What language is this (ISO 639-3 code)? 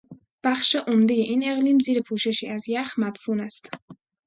fas